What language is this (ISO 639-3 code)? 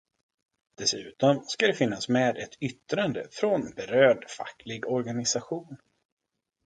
swe